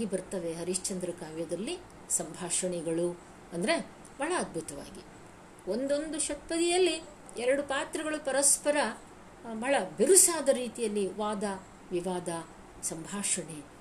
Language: Kannada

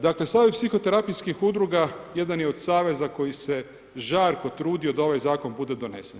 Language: Croatian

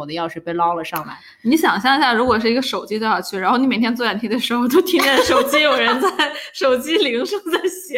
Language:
Chinese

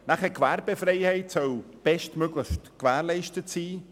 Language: Swiss German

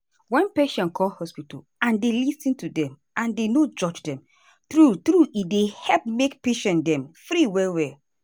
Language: Nigerian Pidgin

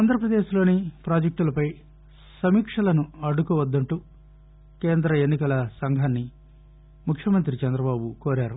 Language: Telugu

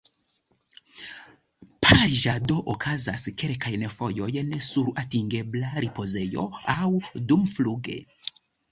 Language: Esperanto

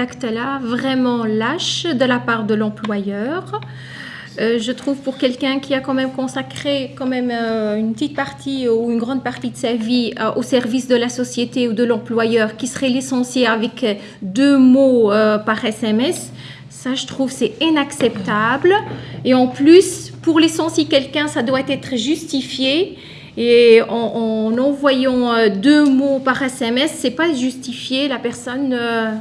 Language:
French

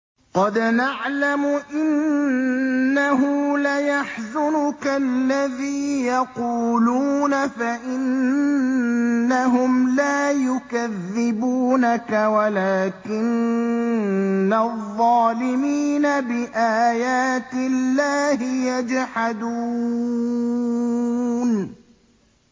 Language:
Arabic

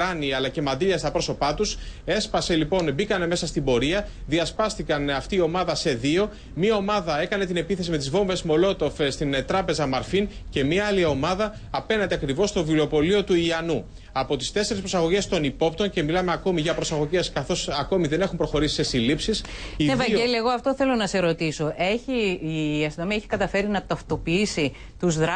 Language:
Greek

